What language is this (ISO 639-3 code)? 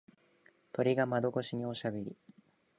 jpn